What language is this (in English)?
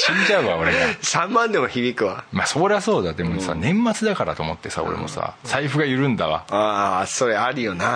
Japanese